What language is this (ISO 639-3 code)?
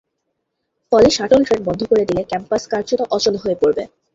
ben